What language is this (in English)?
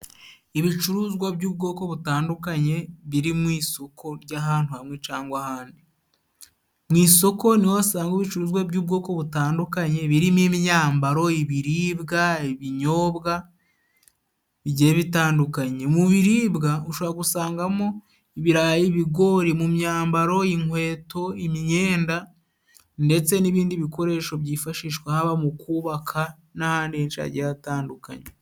Kinyarwanda